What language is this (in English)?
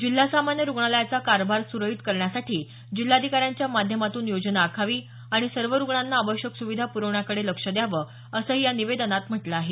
Marathi